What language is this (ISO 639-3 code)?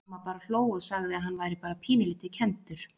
isl